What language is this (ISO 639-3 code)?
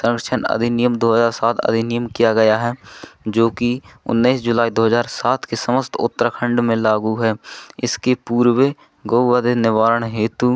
hin